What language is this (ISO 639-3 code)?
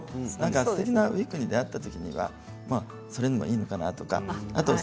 jpn